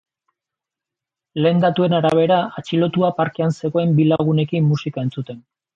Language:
Basque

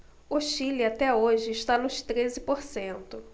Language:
Portuguese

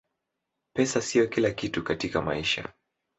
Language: Swahili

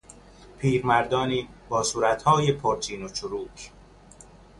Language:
Persian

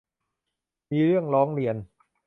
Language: Thai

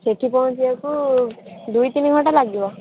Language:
Odia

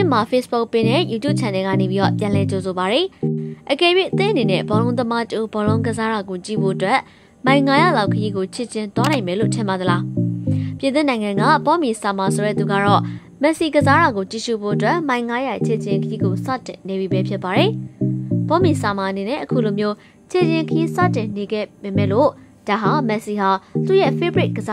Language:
Korean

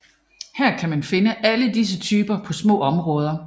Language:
Danish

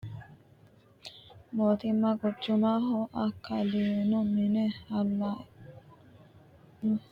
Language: Sidamo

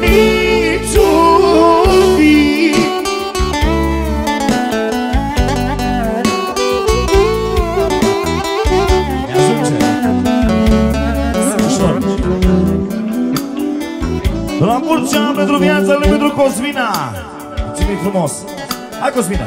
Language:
Romanian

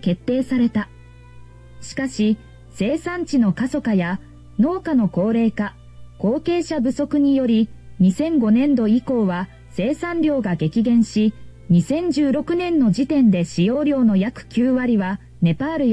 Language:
Japanese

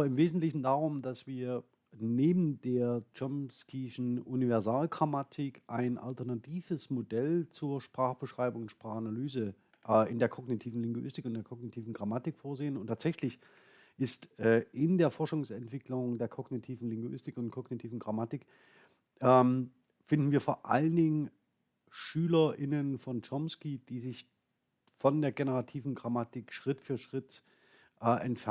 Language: German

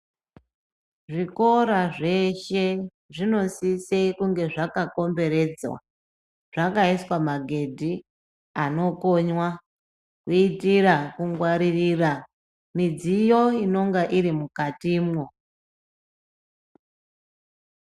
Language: Ndau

